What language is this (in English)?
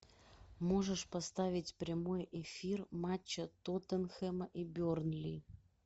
Russian